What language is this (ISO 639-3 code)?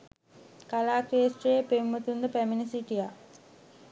sin